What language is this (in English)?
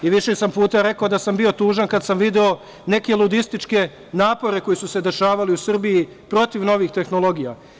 Serbian